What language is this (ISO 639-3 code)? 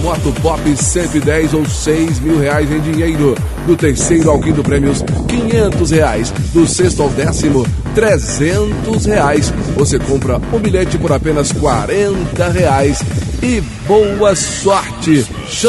por